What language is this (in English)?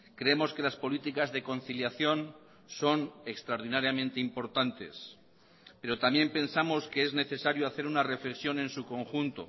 Spanish